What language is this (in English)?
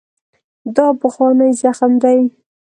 Pashto